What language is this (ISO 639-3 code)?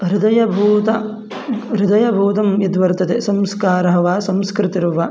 san